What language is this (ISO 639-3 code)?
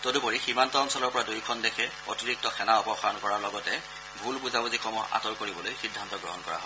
asm